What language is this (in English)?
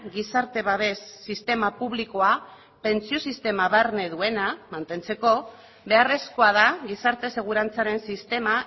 Basque